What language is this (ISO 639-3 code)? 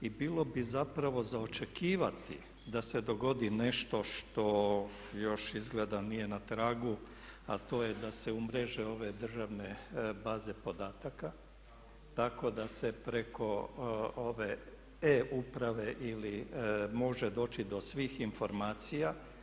hrv